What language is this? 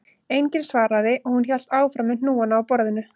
Icelandic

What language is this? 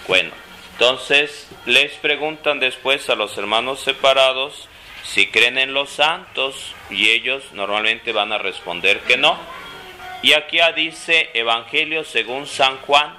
Spanish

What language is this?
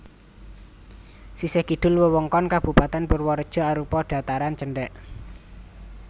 Javanese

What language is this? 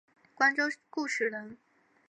Chinese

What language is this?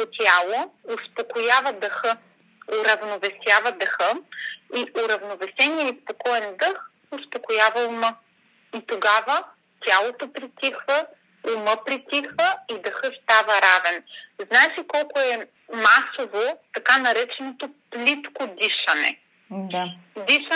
Bulgarian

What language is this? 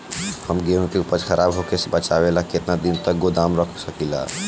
Bhojpuri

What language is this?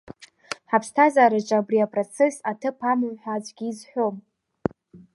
Abkhazian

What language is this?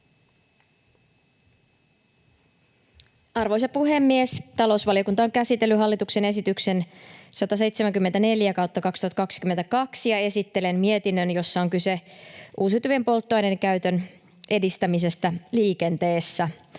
Finnish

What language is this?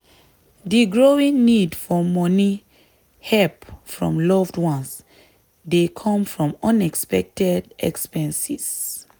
Nigerian Pidgin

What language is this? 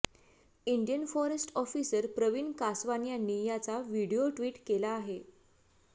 Marathi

